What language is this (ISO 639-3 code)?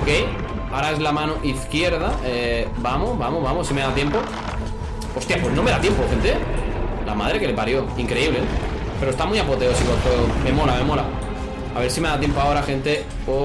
spa